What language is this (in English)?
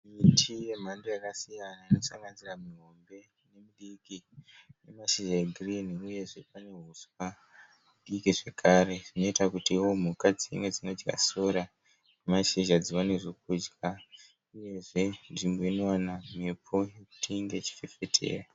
Shona